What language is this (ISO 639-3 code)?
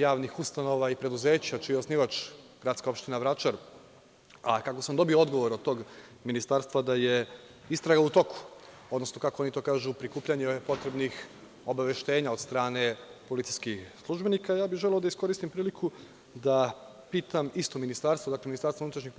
srp